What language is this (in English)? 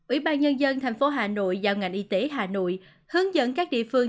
Vietnamese